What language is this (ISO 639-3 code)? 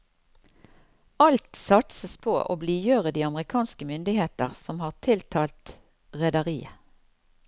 nor